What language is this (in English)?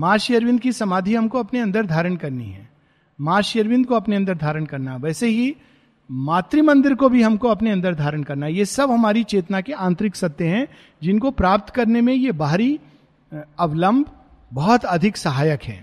Hindi